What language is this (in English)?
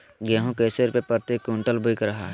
Magahi